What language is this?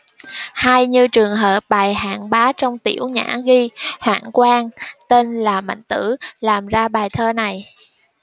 Vietnamese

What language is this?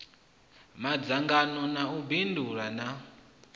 Venda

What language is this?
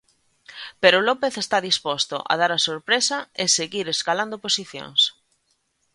Galician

